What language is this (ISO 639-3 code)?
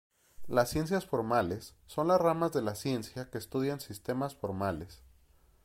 spa